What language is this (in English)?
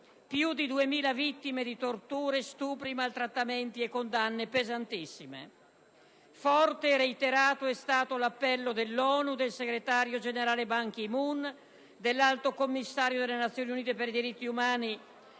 Italian